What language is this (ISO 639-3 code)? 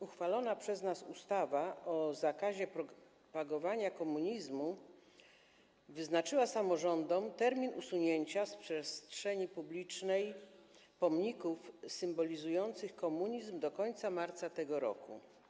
pol